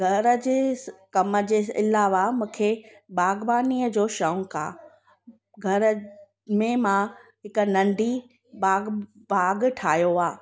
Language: Sindhi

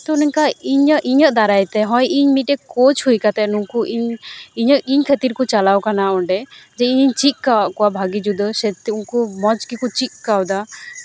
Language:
Santali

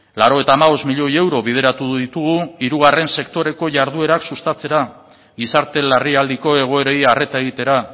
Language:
Basque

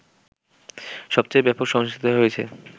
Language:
Bangla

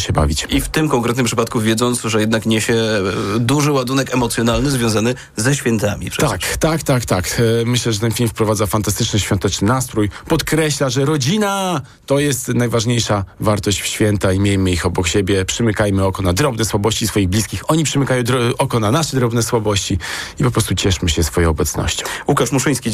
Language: Polish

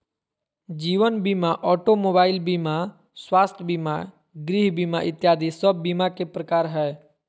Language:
Magahi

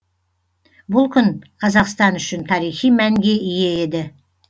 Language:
Kazakh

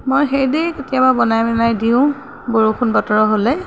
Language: Assamese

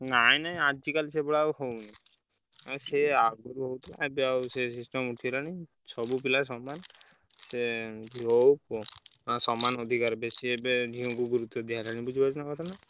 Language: Odia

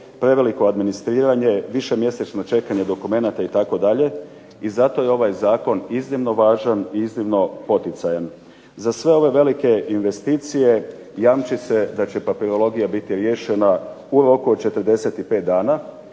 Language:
Croatian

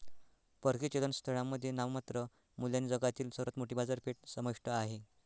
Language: Marathi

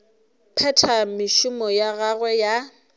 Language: Northern Sotho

